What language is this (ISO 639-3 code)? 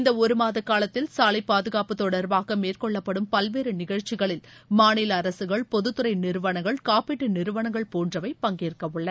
tam